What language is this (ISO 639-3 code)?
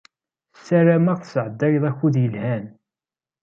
kab